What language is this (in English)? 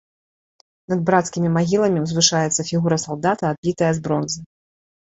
Belarusian